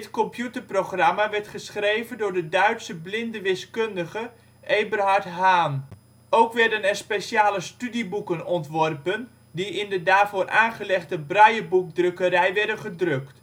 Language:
Dutch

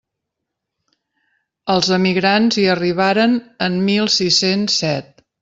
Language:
Catalan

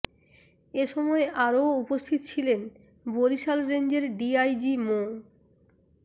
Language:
Bangla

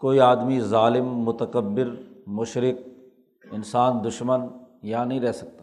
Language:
Urdu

